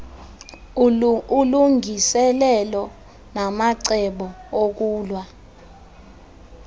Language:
Xhosa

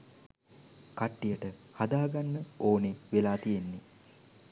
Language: Sinhala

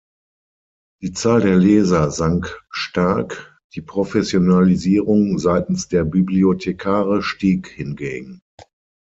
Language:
German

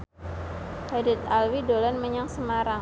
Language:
Javanese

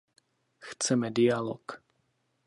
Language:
Czech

